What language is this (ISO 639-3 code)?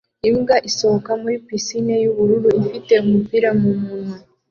kin